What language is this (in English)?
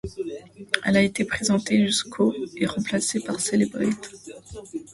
French